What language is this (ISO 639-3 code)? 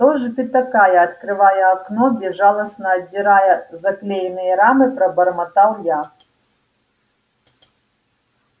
rus